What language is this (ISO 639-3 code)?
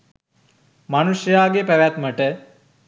sin